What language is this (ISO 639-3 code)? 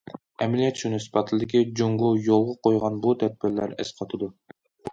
uig